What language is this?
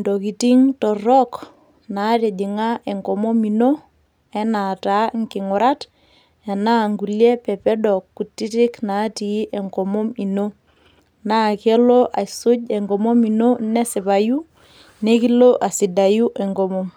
Masai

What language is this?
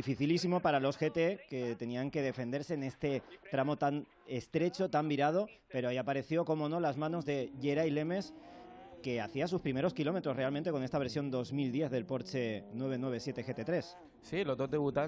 Spanish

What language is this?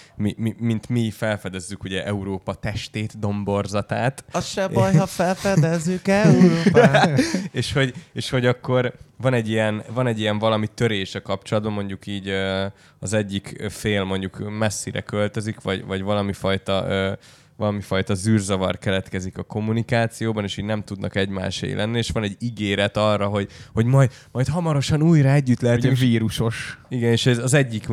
Hungarian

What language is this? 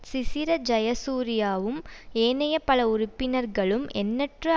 Tamil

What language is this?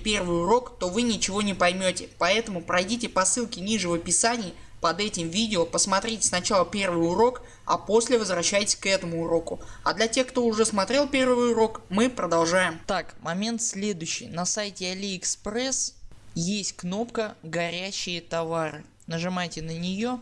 Russian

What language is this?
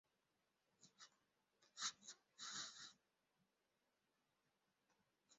Swahili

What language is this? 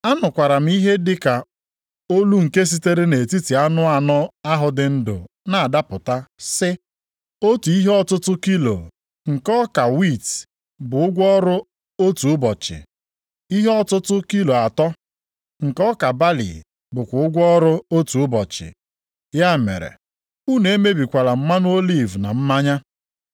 Igbo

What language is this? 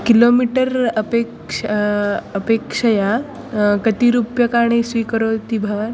Sanskrit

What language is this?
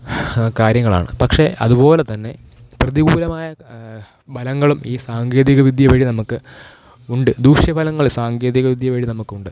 Malayalam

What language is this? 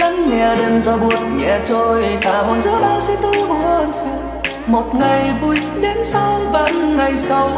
Vietnamese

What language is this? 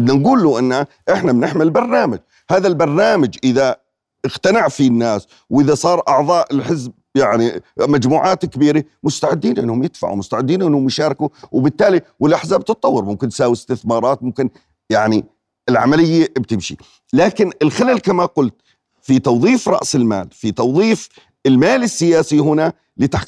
Arabic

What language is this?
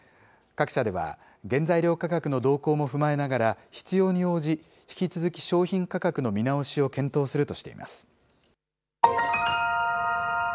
Japanese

